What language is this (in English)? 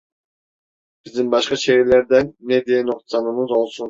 Turkish